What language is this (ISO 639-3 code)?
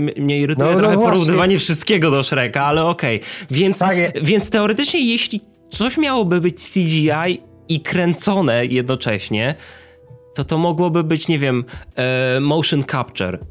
pol